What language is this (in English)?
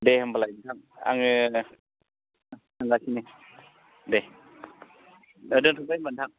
Bodo